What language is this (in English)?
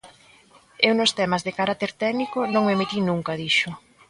Galician